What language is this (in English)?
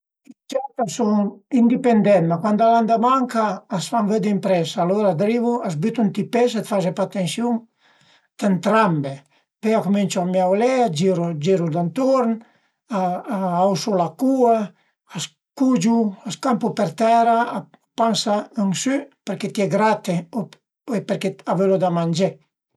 Piedmontese